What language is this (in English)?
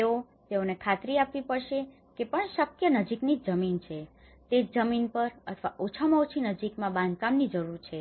Gujarati